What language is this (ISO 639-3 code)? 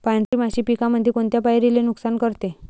mar